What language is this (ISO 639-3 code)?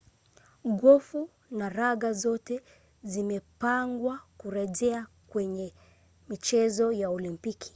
swa